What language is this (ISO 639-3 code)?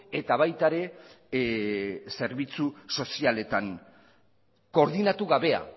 eus